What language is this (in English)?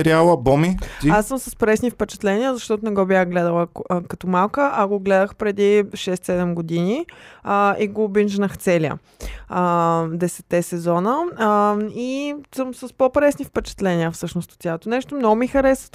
Bulgarian